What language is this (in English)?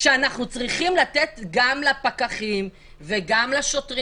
Hebrew